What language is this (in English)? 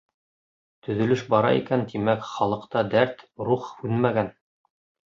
Bashkir